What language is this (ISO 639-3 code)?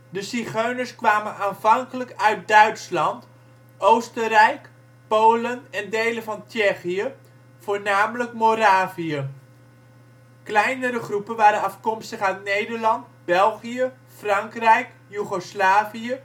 nld